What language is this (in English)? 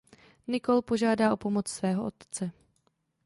Czech